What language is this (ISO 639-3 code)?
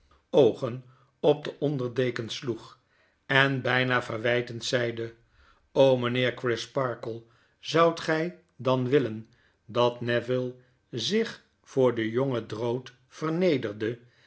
nld